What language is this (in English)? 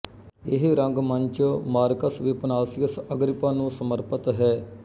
Punjabi